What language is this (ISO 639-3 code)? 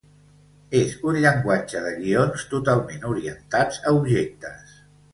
cat